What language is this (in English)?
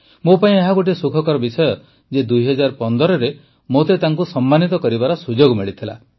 Odia